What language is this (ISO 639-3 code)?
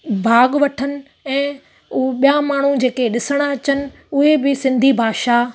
snd